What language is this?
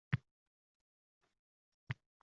Uzbek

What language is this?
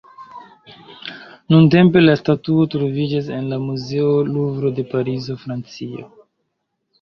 Esperanto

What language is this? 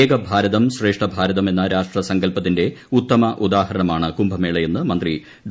Malayalam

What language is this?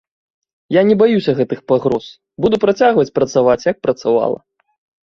Belarusian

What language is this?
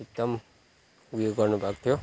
Nepali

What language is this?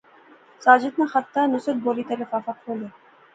Pahari-Potwari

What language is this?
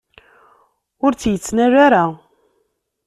Kabyle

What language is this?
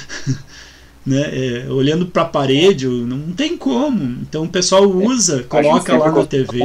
Portuguese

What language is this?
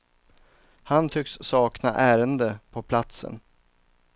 Swedish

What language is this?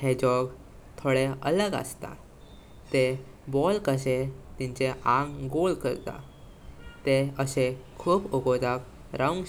Konkani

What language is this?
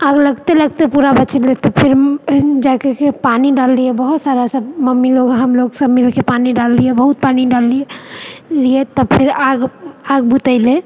Maithili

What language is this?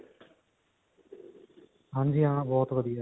Punjabi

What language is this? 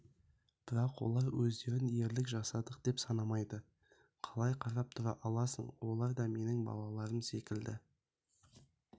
Kazakh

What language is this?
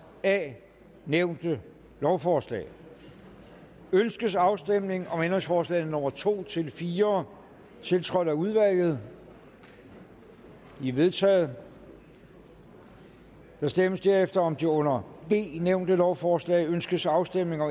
Danish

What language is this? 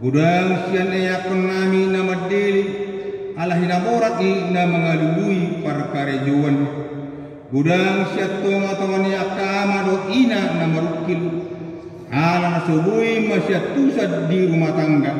Indonesian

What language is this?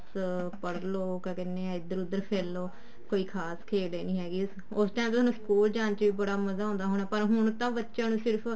Punjabi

